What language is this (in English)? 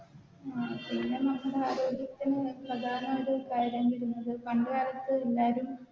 Malayalam